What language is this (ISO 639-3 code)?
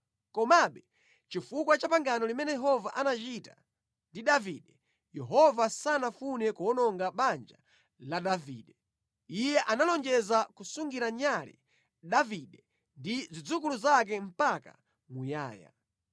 nya